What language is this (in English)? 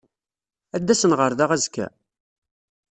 Kabyle